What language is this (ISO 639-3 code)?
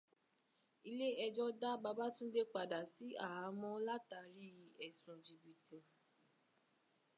yor